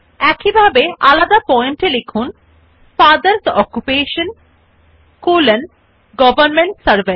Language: Bangla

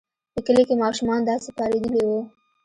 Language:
Pashto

